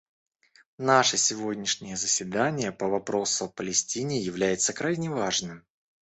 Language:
Russian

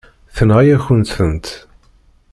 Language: Kabyle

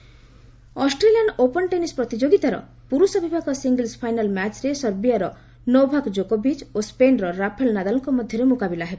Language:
Odia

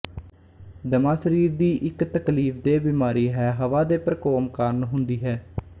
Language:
Punjabi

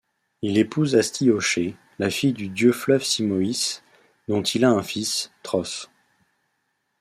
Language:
French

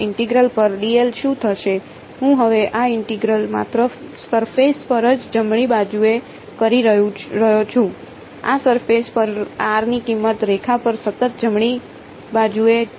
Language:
Gujarati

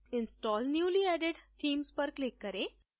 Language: Hindi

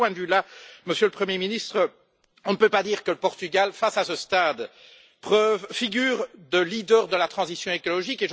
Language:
French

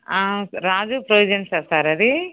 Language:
Telugu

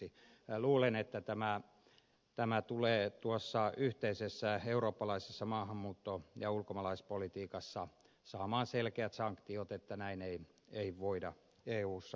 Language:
Finnish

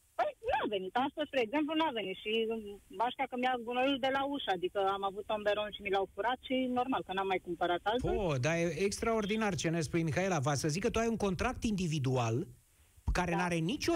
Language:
Romanian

